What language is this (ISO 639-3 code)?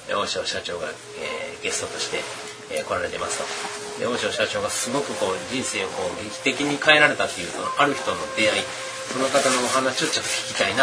jpn